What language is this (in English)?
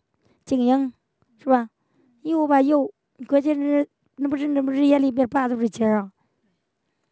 Chinese